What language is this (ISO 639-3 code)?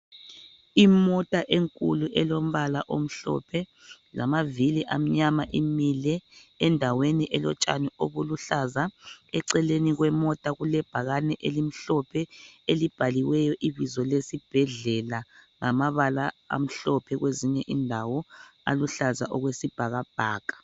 nde